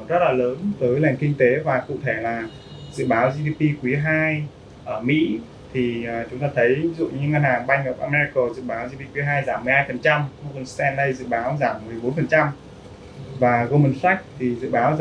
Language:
Vietnamese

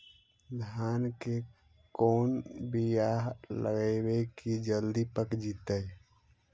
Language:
Magahi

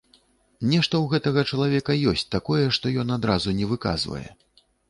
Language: Belarusian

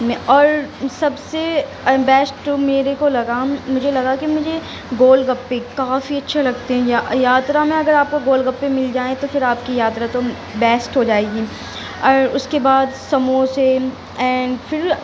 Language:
Urdu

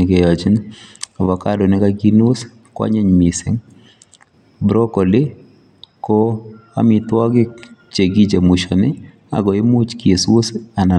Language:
Kalenjin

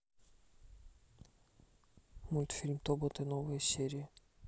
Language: Russian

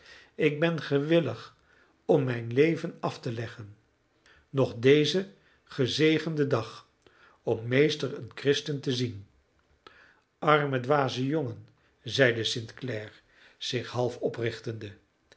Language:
Dutch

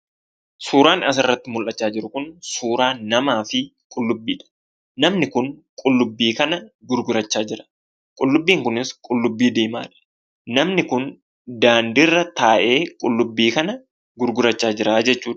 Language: Oromo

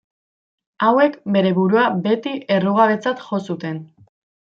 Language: Basque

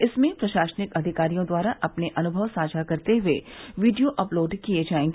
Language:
Hindi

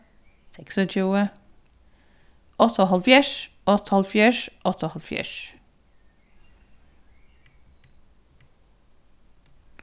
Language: Faroese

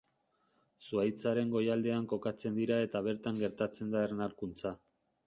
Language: Basque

